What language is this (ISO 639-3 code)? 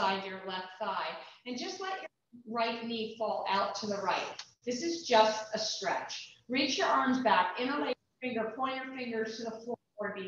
eng